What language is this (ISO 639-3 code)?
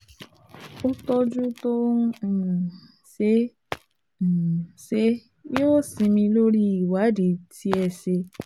yor